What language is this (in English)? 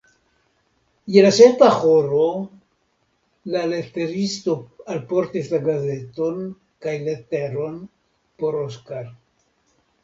Esperanto